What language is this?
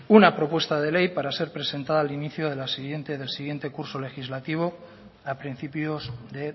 Spanish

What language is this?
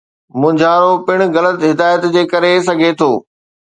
Sindhi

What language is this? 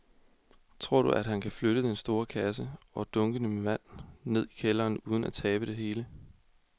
Danish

